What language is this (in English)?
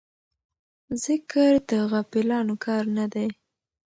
Pashto